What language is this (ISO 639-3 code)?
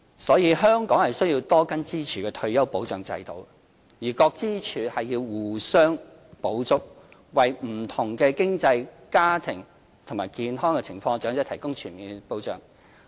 yue